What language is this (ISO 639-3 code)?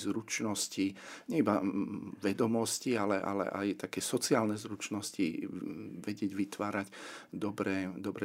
slk